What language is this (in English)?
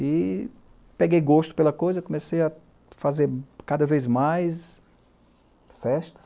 Portuguese